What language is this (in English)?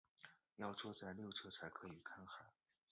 Chinese